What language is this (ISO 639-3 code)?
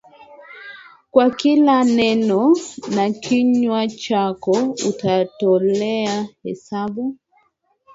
swa